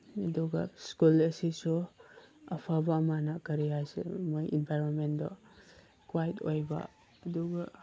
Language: Manipuri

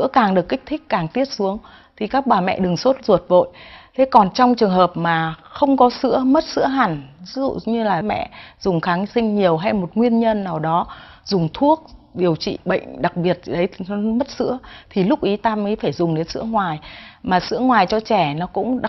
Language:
Vietnamese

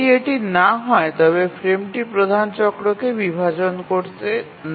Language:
Bangla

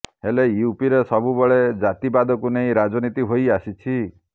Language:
Odia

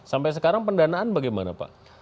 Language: Indonesian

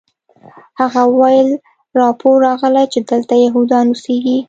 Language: Pashto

